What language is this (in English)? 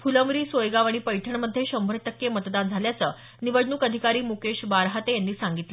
Marathi